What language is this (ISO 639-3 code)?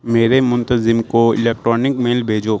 urd